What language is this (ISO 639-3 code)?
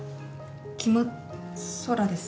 jpn